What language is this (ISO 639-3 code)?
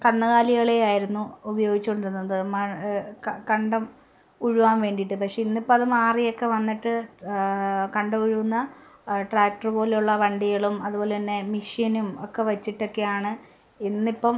mal